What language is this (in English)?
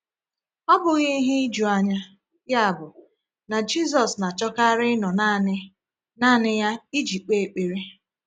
Igbo